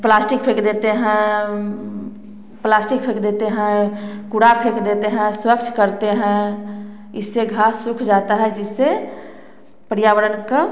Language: Hindi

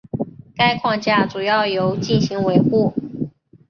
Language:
Chinese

